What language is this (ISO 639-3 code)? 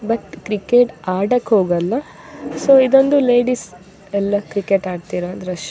kan